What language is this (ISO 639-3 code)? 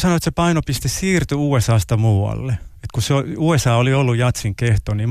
fin